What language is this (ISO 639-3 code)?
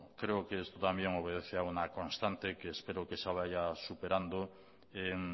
spa